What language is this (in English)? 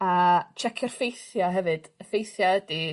Welsh